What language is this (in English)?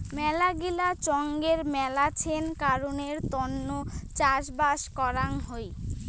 Bangla